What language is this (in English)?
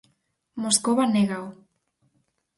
Galician